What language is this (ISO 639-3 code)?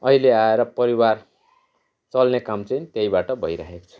nep